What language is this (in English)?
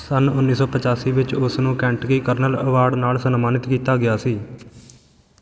Punjabi